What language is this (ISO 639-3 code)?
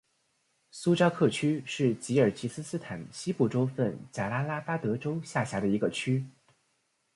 zho